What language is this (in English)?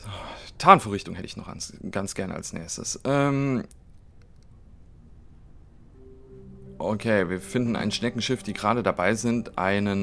German